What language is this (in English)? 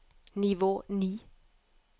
Norwegian